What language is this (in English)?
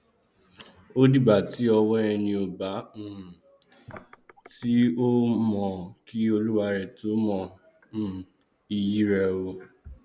Yoruba